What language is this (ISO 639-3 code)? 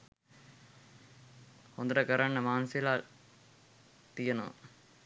sin